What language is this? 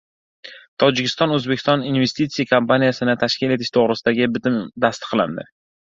Uzbek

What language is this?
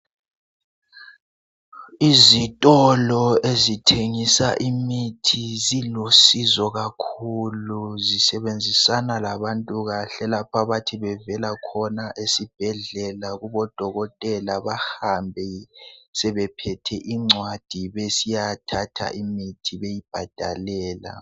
North Ndebele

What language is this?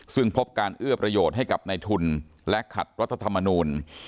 Thai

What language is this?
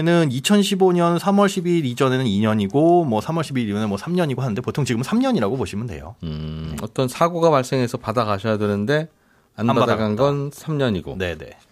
Korean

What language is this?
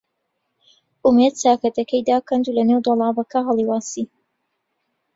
Central Kurdish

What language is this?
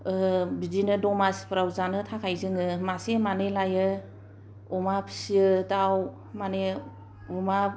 Bodo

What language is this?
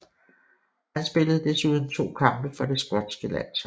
Danish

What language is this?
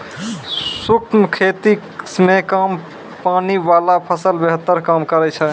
Maithili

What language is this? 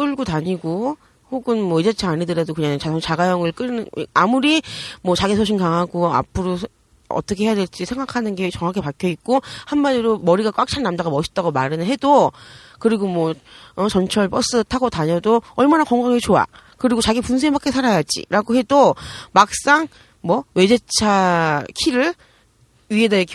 Korean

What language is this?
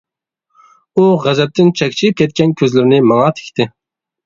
Uyghur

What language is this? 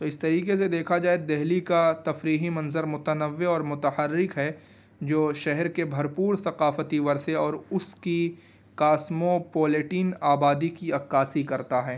Urdu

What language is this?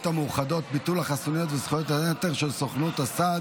Hebrew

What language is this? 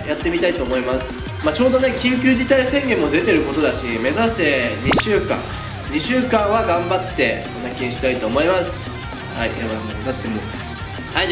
Japanese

